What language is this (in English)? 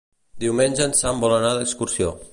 Catalan